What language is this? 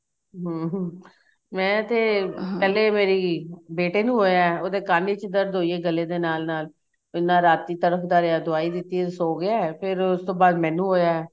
Punjabi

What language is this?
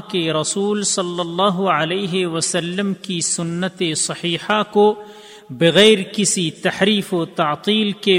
Urdu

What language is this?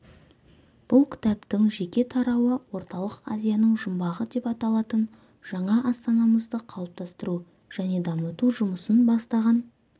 Kazakh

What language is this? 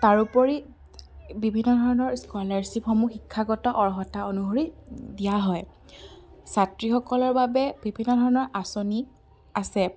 Assamese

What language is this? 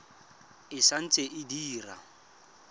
Tswana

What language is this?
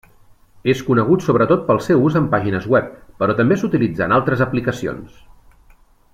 Catalan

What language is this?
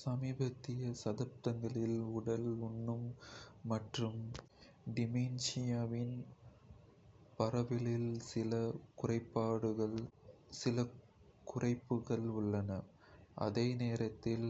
Kota (India)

